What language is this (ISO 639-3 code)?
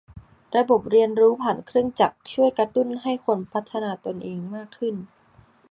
tha